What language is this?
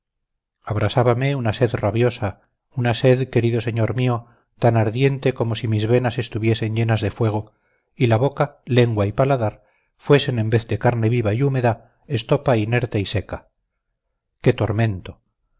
Spanish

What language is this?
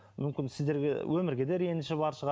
Kazakh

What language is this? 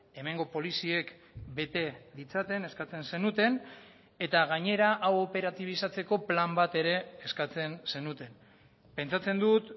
Basque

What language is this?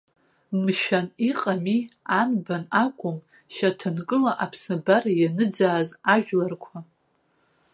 Abkhazian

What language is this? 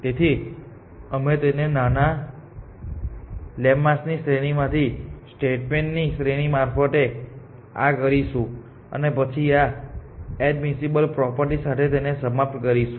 Gujarati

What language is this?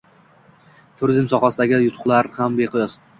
Uzbek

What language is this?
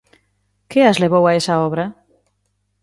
Galician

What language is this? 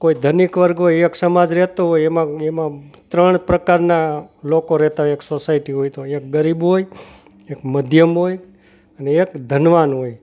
Gujarati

